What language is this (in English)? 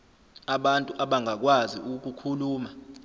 Zulu